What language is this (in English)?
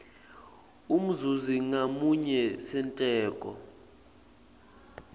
Swati